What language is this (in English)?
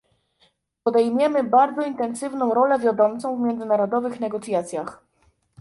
Polish